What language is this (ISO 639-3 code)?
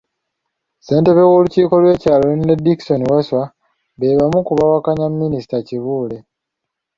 lug